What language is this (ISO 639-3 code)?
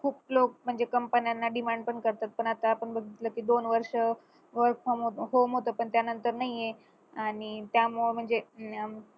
mar